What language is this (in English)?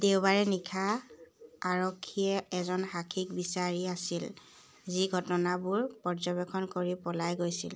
Assamese